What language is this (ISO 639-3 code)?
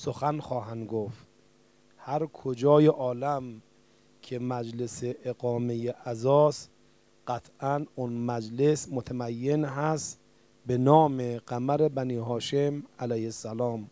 fas